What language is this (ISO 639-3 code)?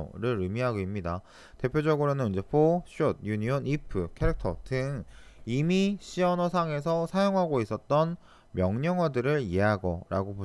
kor